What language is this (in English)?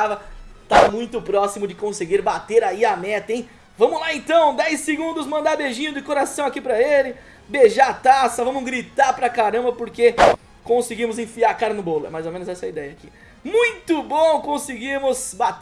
Portuguese